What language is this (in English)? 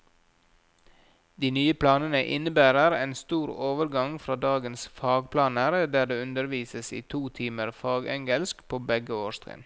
Norwegian